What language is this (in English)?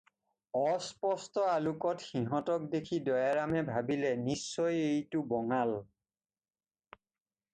Assamese